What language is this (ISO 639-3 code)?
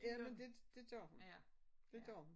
dan